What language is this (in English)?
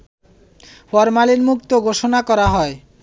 Bangla